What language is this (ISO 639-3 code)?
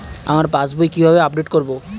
ben